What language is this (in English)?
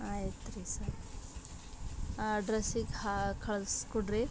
Kannada